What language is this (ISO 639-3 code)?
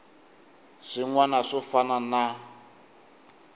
tso